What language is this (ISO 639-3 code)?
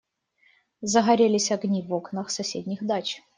rus